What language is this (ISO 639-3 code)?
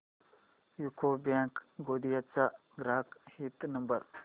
mar